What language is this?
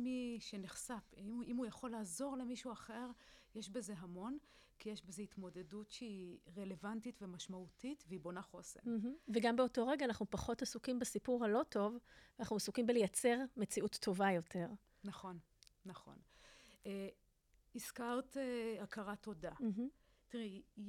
Hebrew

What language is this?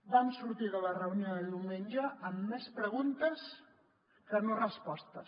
Catalan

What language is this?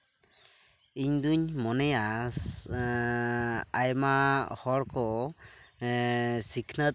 Santali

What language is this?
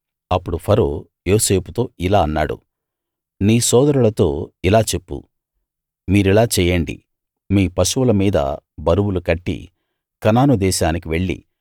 Telugu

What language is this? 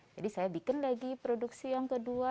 Indonesian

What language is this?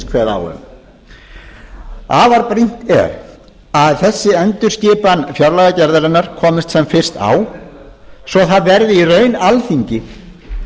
Icelandic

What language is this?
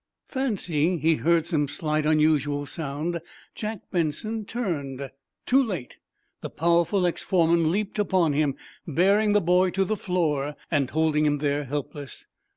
English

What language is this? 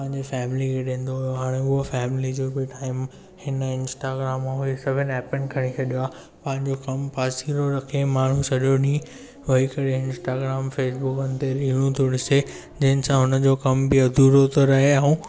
Sindhi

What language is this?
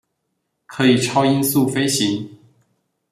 Chinese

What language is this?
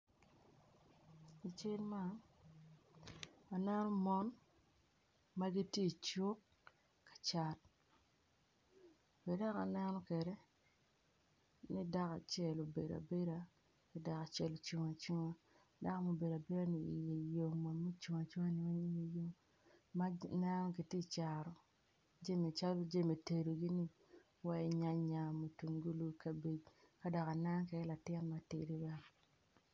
Acoli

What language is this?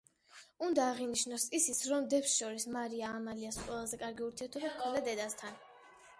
Georgian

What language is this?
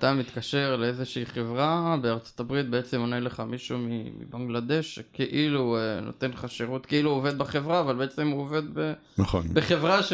Hebrew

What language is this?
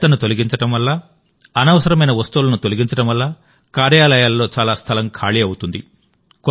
Telugu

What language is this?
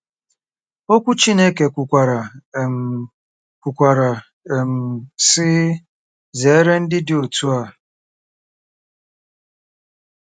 Igbo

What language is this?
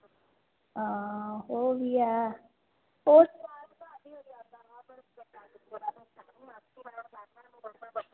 Dogri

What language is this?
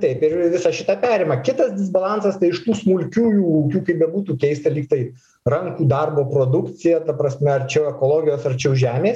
Lithuanian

